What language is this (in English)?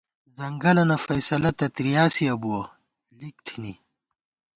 Gawar-Bati